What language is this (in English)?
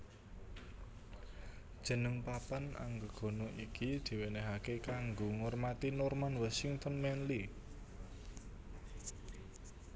Javanese